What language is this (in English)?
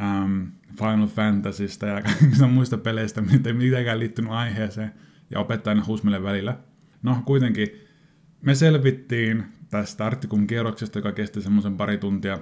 Finnish